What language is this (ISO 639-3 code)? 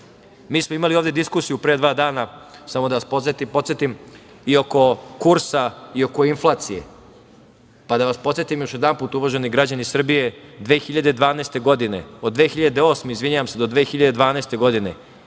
srp